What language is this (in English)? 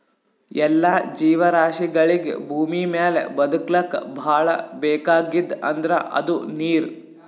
Kannada